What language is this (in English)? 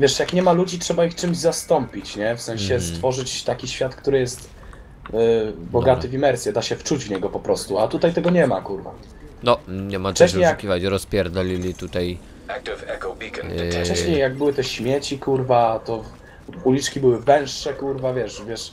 Polish